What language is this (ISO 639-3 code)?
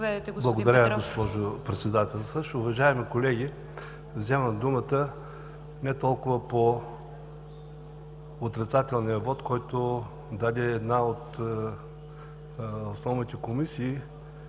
bul